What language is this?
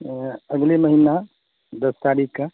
Urdu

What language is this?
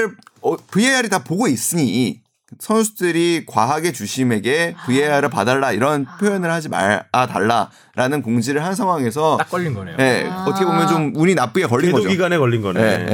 Korean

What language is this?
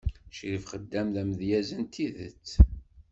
Kabyle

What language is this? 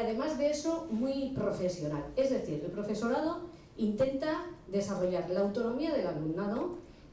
Spanish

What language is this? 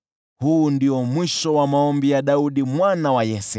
Swahili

